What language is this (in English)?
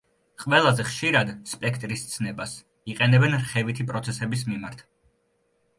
Georgian